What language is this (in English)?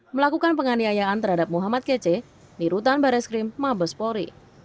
Indonesian